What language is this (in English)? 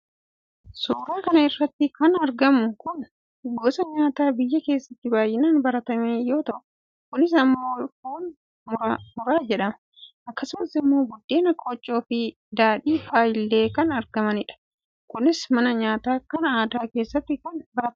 Oromo